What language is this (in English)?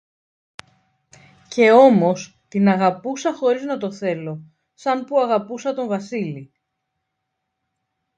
Greek